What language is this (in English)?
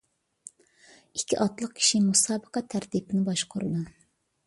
Uyghur